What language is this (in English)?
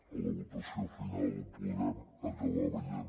Catalan